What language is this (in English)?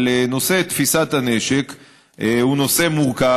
Hebrew